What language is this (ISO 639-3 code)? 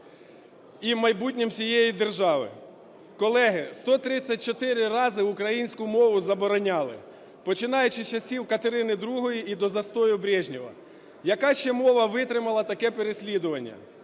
ukr